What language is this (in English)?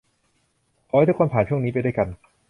Thai